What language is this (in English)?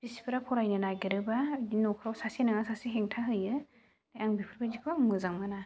Bodo